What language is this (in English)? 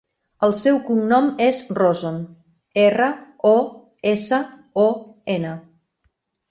Catalan